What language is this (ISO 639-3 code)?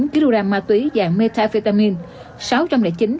vie